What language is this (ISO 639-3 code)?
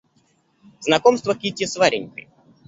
rus